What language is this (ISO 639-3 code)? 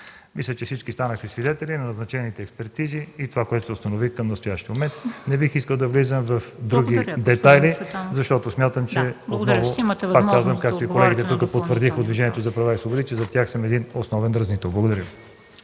bul